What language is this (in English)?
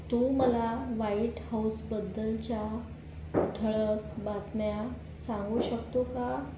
Marathi